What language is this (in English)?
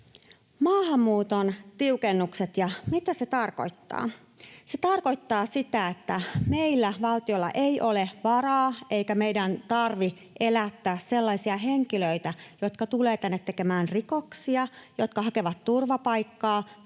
Finnish